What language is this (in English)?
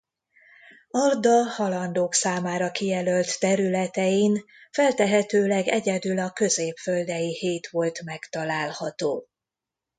Hungarian